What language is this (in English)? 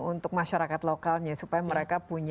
Indonesian